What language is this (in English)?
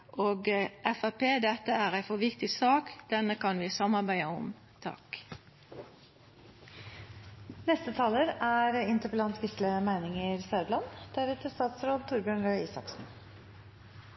Norwegian Nynorsk